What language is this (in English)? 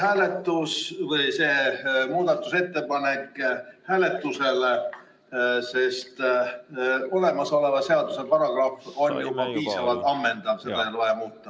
Estonian